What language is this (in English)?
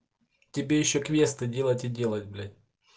Russian